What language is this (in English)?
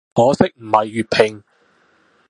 Cantonese